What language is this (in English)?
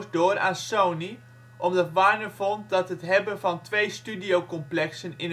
Dutch